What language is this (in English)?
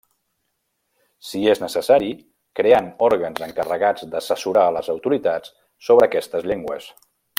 Catalan